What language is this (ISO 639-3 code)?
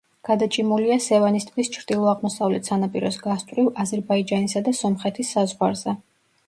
kat